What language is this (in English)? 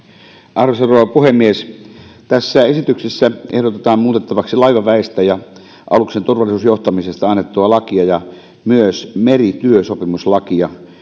Finnish